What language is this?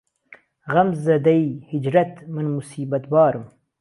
Central Kurdish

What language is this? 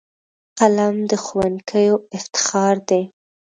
Pashto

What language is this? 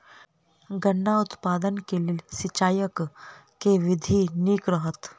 Maithili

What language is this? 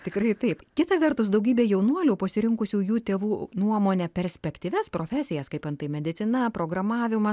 Lithuanian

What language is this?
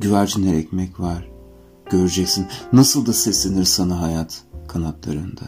Turkish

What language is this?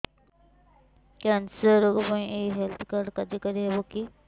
Odia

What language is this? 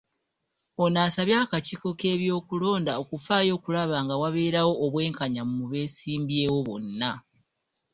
Ganda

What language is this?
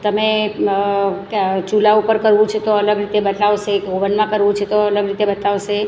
Gujarati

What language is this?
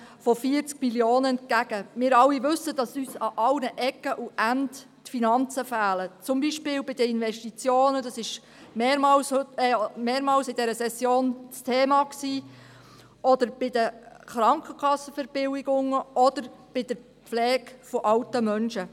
Swiss German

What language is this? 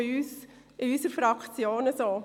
Swiss German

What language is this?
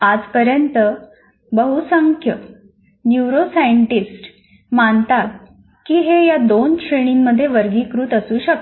Marathi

